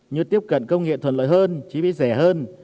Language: Vietnamese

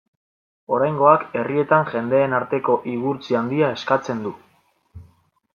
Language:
Basque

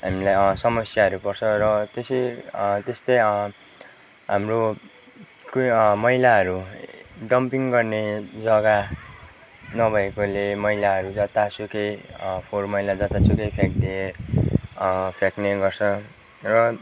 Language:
Nepali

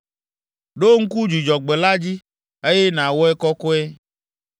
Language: Ewe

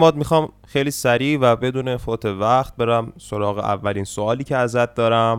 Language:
Persian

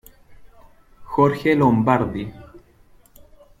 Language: Spanish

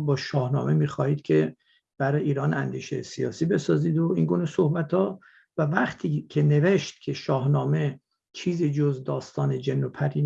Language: Persian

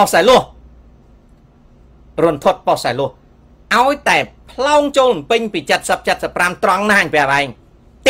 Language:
Thai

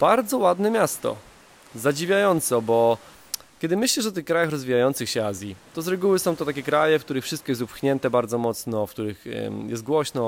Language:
Polish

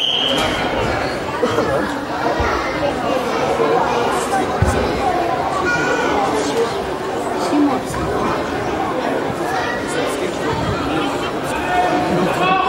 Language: Danish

